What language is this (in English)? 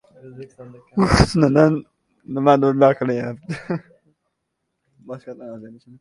Uzbek